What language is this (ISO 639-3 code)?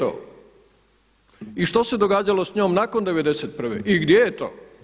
hrv